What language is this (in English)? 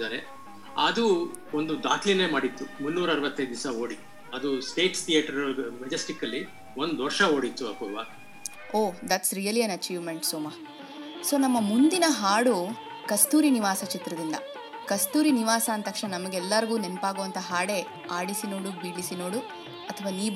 Kannada